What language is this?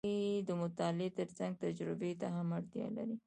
Pashto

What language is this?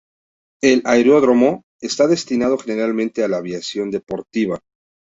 Spanish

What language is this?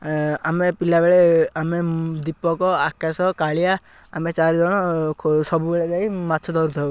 Odia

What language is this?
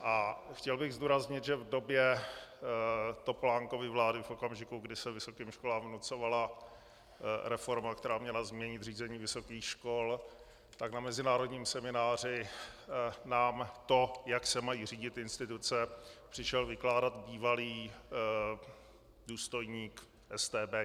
Czech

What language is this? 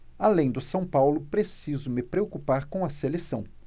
Portuguese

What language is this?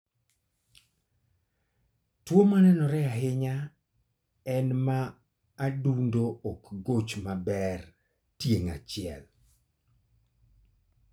Luo (Kenya and Tanzania)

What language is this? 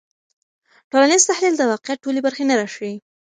Pashto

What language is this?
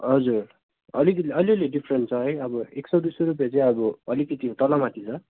Nepali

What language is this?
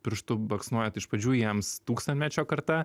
Lithuanian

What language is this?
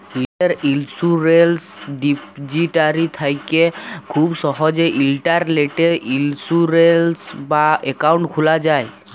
Bangla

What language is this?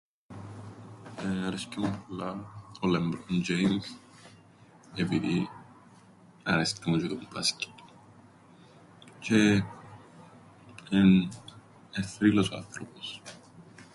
Greek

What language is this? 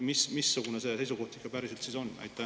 Estonian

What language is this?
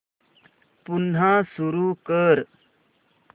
Marathi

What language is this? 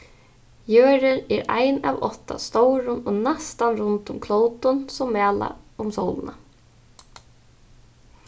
Faroese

